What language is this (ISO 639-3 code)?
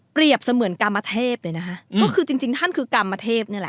tha